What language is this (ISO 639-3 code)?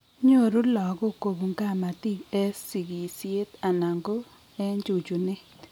kln